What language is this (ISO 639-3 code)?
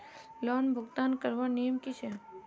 mag